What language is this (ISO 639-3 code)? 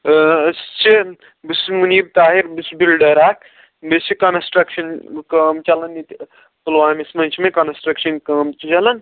kas